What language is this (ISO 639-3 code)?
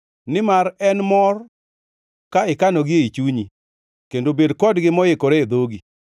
luo